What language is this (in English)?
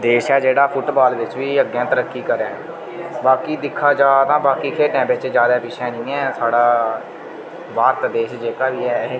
Dogri